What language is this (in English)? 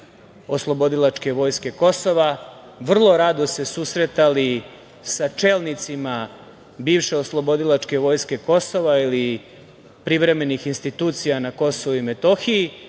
Serbian